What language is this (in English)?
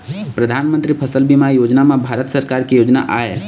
Chhattisgarhi